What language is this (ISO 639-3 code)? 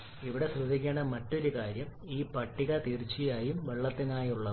mal